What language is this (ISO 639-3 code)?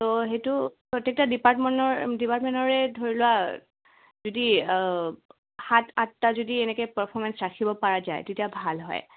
asm